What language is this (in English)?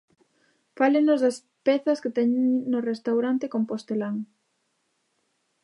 Galician